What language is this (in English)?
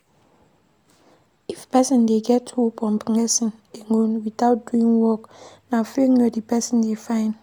Nigerian Pidgin